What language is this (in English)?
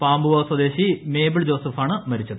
Malayalam